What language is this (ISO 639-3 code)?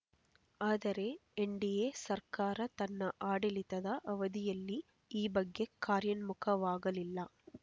kan